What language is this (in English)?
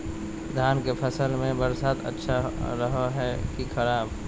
Magahi